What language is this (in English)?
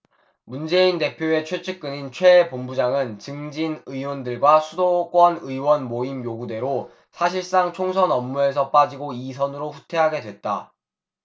Korean